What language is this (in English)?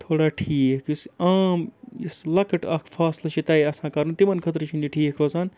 Kashmiri